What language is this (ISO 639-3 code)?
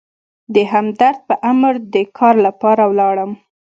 pus